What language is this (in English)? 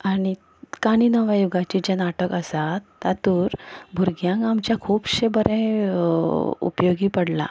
Konkani